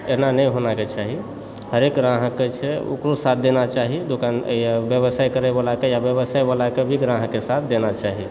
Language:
Maithili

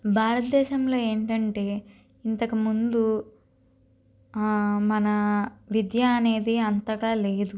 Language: Telugu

